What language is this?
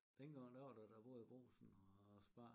Danish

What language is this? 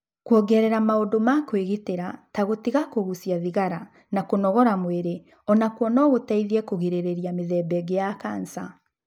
Kikuyu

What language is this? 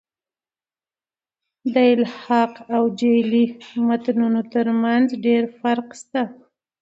Pashto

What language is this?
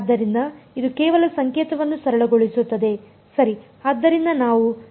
Kannada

